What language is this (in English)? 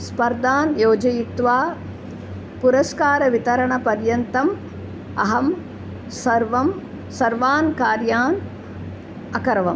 Sanskrit